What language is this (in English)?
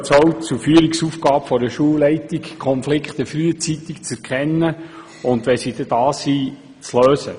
Swiss German